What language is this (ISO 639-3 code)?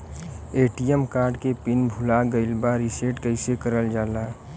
bho